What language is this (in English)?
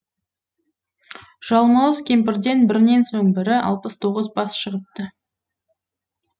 Kazakh